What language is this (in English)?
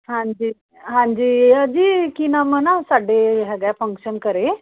Punjabi